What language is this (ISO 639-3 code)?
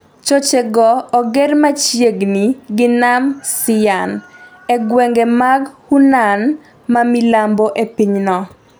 luo